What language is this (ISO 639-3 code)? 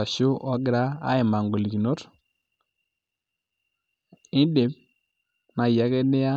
mas